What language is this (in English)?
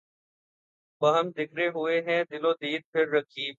Urdu